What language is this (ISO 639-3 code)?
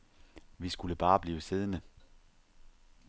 dan